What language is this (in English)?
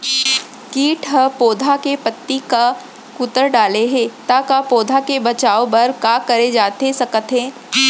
Chhattisgarhi